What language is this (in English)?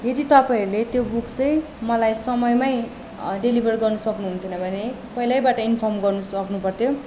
Nepali